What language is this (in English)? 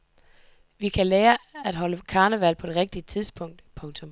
Danish